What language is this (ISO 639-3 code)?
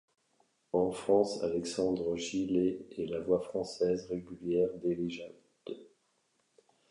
fra